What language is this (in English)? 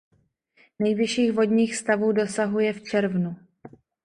Czech